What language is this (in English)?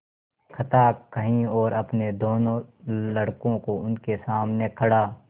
Hindi